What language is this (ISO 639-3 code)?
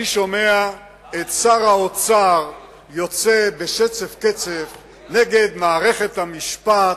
heb